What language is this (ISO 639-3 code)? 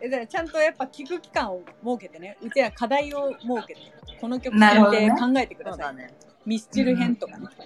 jpn